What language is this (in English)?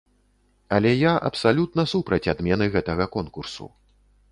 Belarusian